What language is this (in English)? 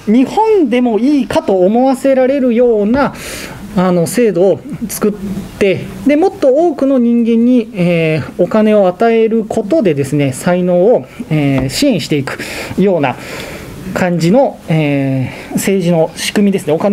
Japanese